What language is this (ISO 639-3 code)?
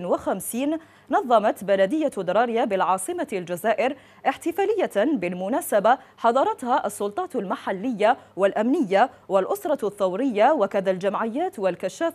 ara